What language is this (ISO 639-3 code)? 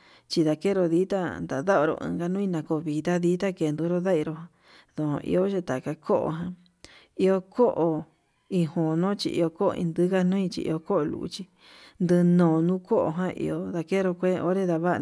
mab